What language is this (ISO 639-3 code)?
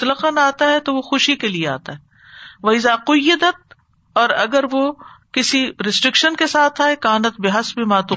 urd